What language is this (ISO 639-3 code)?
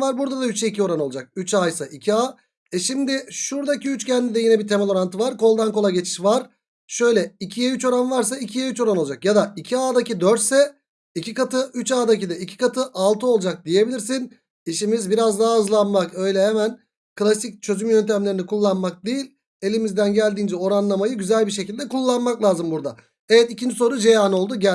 tur